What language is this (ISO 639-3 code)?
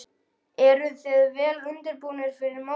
isl